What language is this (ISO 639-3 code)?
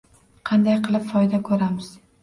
uzb